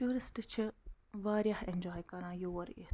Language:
Kashmiri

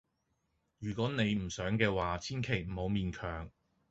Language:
Cantonese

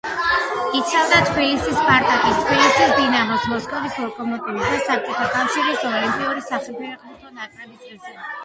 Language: Georgian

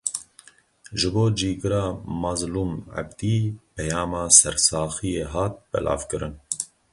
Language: Kurdish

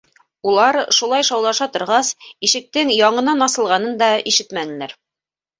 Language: Bashkir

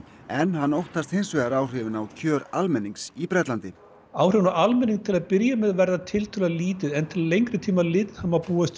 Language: Icelandic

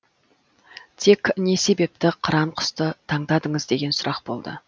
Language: Kazakh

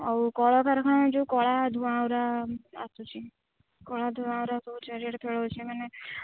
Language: Odia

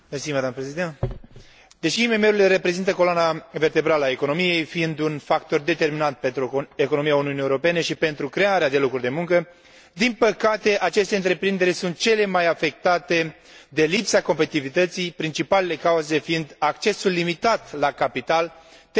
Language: Romanian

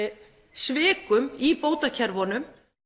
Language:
Icelandic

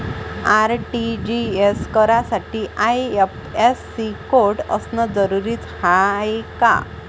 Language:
Marathi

